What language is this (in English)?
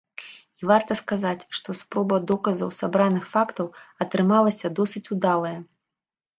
Belarusian